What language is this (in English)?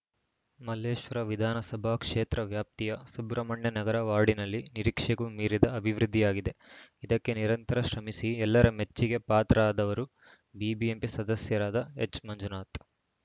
Kannada